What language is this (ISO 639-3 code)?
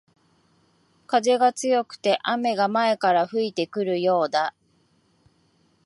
jpn